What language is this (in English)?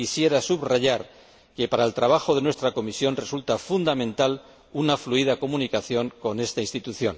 Spanish